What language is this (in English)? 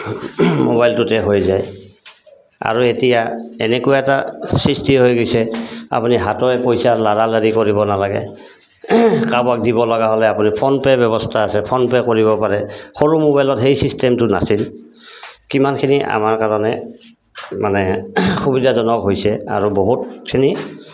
Assamese